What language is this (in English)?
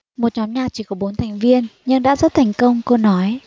Vietnamese